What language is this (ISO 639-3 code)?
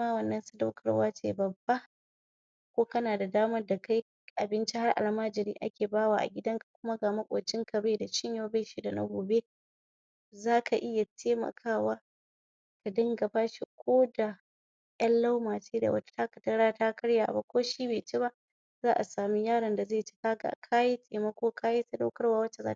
hau